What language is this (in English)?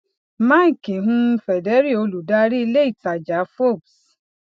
Yoruba